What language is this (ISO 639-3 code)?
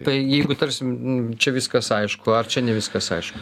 lit